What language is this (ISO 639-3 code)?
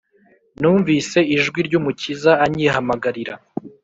kin